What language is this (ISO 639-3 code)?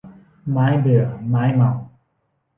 tha